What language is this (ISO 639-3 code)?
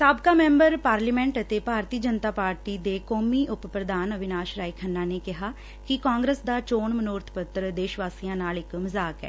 pan